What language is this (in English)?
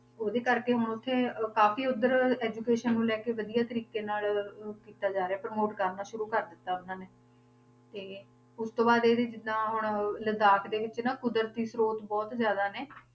Punjabi